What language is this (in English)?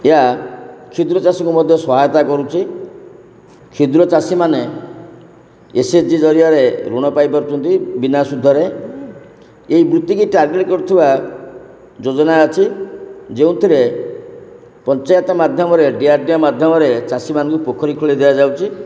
Odia